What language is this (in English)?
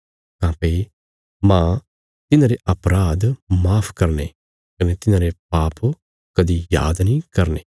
Bilaspuri